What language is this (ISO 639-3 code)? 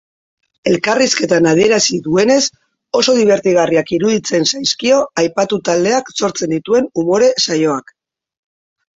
eus